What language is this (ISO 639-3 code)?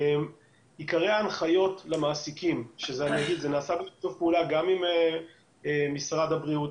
heb